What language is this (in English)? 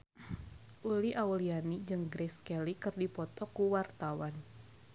Sundanese